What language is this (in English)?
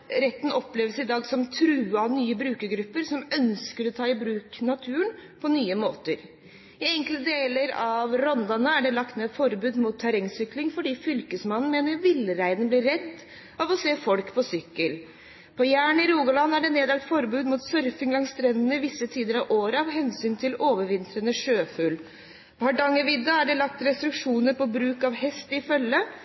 Norwegian Bokmål